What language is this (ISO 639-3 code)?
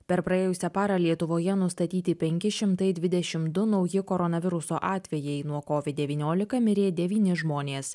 lit